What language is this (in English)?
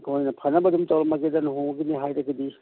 Manipuri